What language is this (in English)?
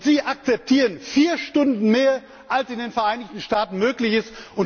German